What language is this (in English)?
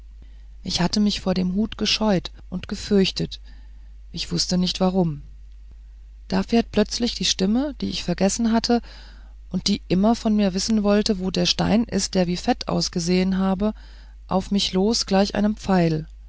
German